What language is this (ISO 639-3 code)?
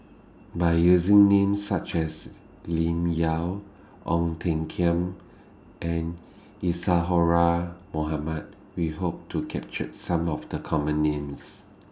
eng